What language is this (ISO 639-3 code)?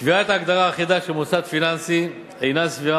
heb